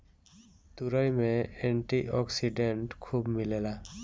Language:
Bhojpuri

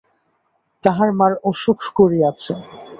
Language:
Bangla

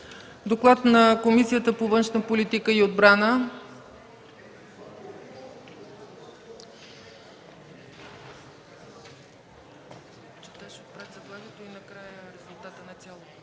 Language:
Bulgarian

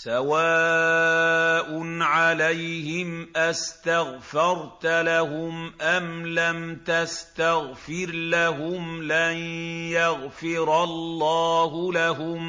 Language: Arabic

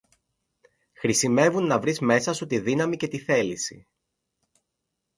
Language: Greek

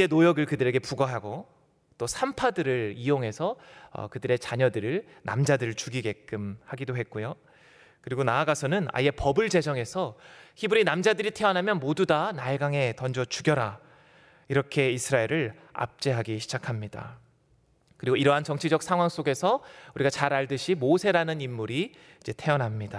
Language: Korean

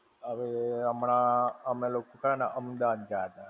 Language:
Gujarati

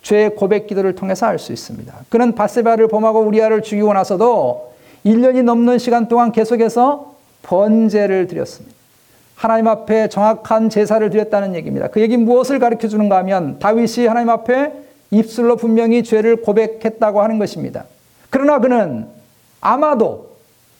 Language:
Korean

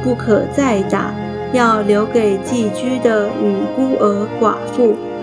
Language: Chinese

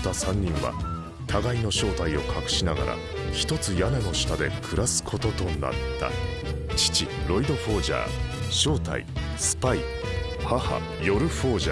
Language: Korean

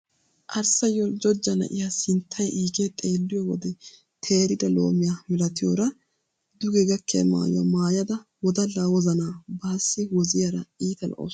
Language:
Wolaytta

